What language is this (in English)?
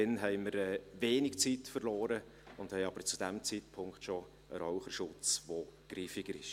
Swiss German